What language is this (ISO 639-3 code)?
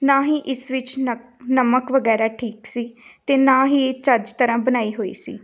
pan